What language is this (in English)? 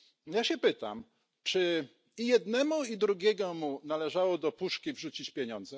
Polish